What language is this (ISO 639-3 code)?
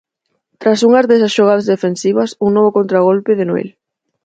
glg